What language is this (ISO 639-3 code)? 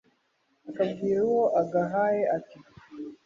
kin